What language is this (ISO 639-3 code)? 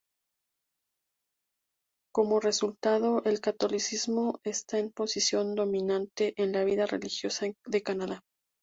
spa